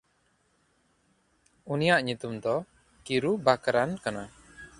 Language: Santali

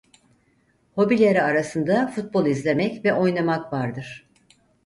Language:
Turkish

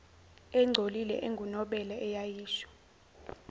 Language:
Zulu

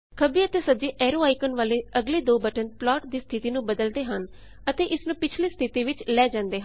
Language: Punjabi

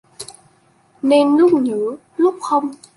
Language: Vietnamese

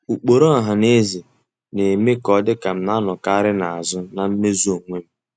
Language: Igbo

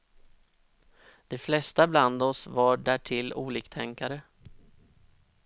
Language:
Swedish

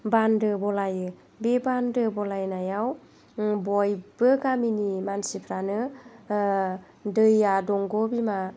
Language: Bodo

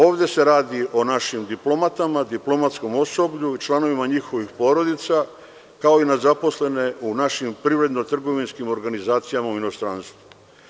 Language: Serbian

